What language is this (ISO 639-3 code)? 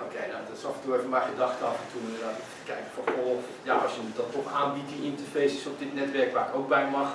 nld